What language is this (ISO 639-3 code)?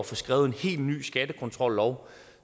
dan